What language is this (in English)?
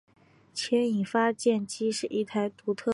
Chinese